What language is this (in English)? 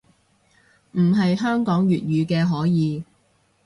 Cantonese